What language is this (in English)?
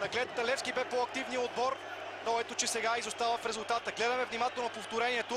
Bulgarian